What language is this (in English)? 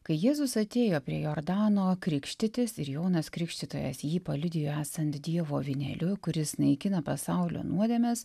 Lithuanian